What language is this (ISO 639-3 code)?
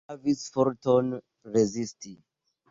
epo